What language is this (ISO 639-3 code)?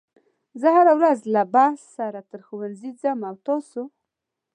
pus